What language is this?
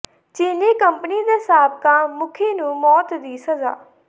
Punjabi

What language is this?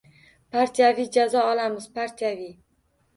Uzbek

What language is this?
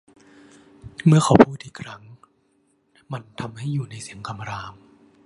Thai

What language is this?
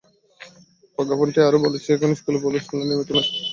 Bangla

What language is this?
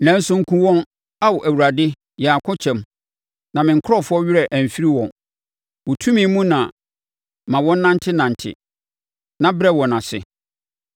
Akan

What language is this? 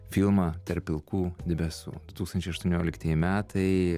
Lithuanian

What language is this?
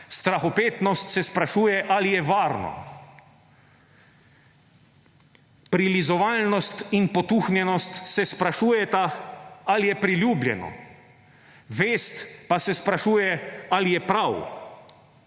Slovenian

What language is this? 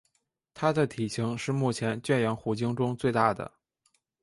Chinese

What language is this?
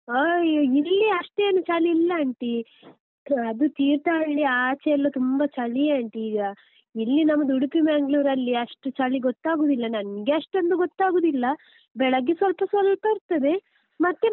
Kannada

